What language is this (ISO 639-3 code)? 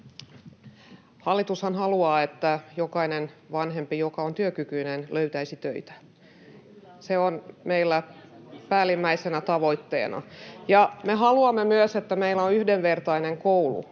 fin